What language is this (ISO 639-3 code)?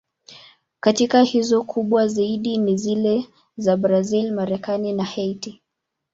swa